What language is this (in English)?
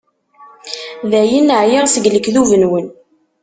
Kabyle